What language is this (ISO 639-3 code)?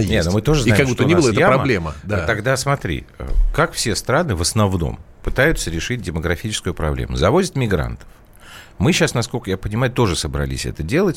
rus